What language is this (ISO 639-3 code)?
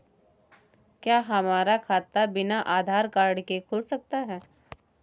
hin